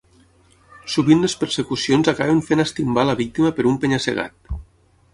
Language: Catalan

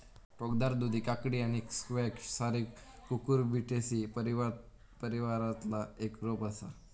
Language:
Marathi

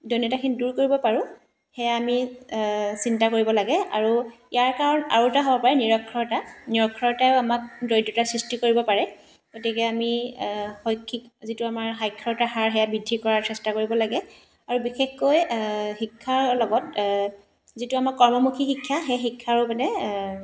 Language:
Assamese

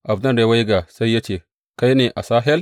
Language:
Hausa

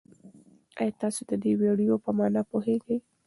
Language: Pashto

